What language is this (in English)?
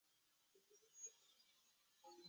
Chinese